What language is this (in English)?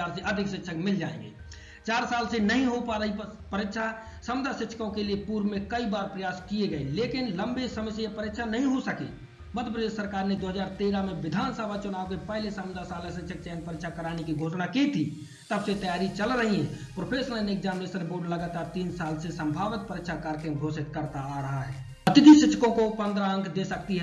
Hindi